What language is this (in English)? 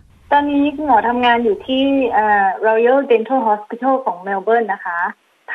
Thai